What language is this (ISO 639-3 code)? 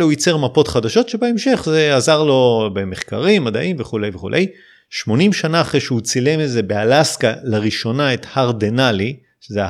heb